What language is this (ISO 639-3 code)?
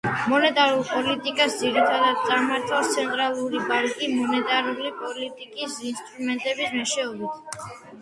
kat